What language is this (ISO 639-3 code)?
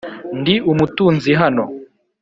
kin